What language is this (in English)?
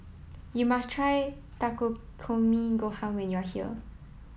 English